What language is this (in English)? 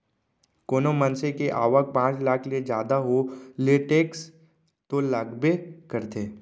Chhattisgarhi